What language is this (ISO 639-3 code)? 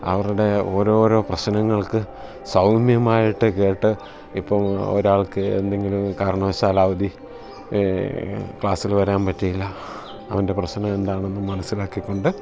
mal